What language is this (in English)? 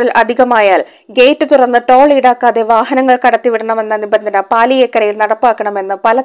Malayalam